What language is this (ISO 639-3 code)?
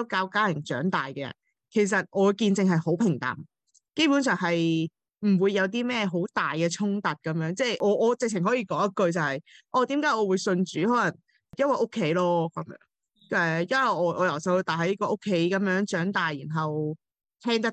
zho